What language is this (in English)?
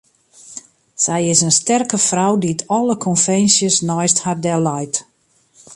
Western Frisian